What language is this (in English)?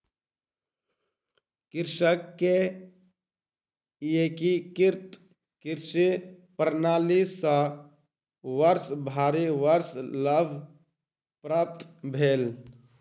Maithili